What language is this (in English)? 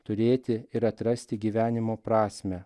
Lithuanian